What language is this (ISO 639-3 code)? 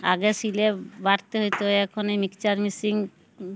ben